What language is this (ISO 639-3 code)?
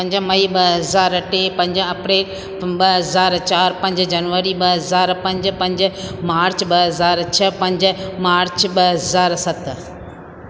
snd